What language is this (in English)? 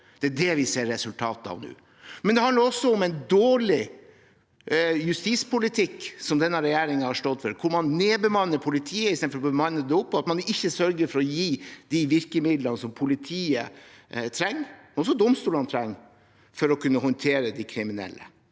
Norwegian